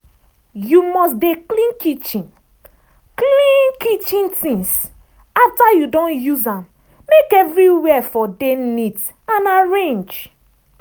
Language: Nigerian Pidgin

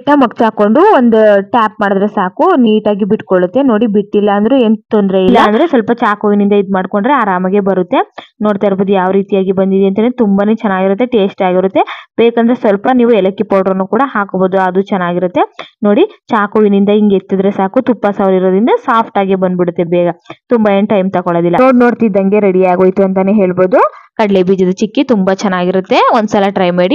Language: Kannada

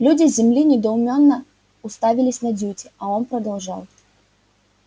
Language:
Russian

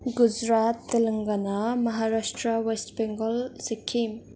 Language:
Nepali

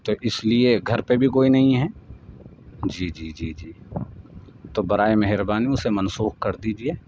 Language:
Urdu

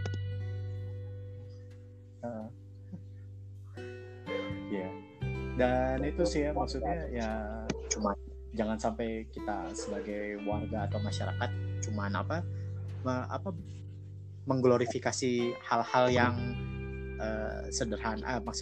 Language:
Indonesian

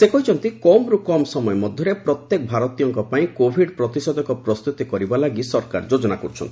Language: Odia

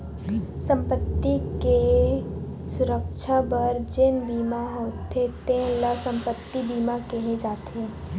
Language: Chhattisgarhi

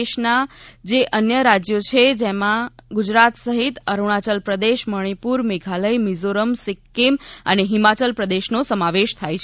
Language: Gujarati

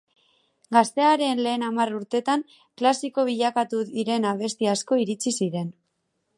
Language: Basque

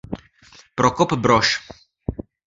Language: Czech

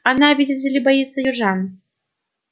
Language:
Russian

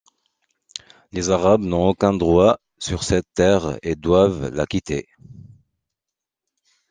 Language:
French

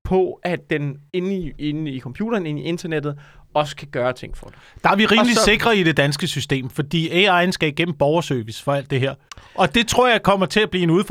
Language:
Danish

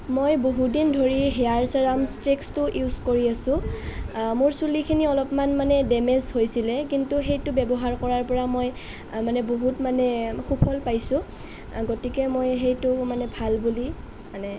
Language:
Assamese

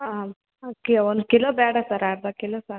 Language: Kannada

